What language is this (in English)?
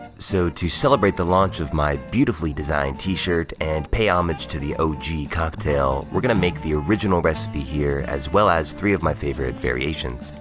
English